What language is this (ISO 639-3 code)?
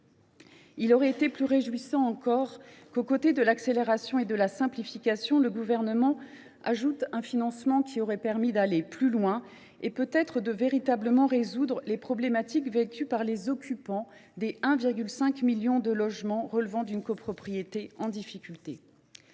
fra